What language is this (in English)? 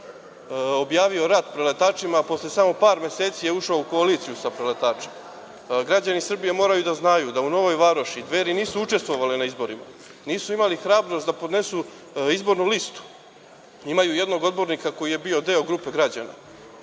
Serbian